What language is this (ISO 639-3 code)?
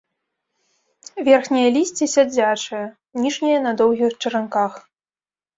bel